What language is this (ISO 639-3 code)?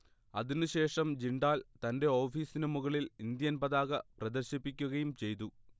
mal